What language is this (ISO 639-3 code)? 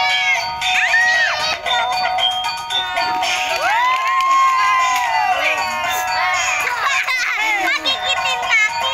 ind